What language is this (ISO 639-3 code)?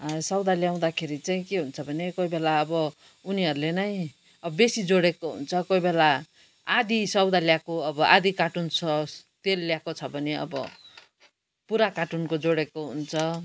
nep